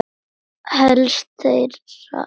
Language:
Icelandic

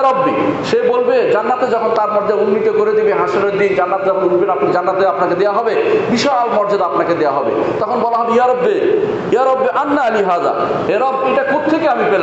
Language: Indonesian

